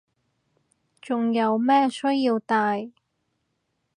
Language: Cantonese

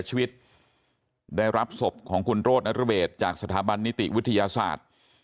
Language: Thai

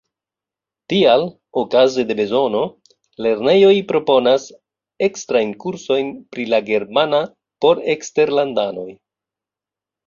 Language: Esperanto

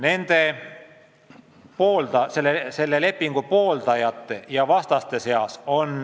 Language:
Estonian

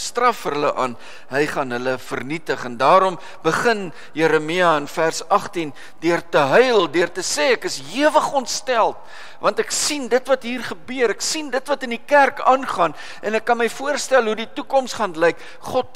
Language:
Dutch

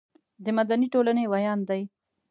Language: Pashto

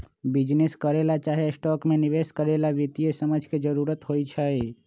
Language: Magahi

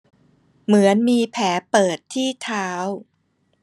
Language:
Thai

